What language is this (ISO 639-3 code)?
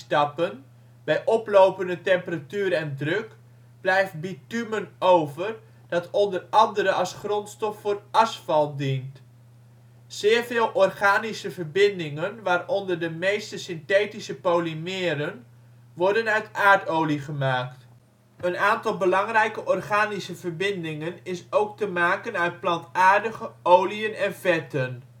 nld